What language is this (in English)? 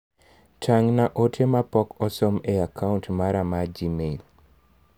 Luo (Kenya and Tanzania)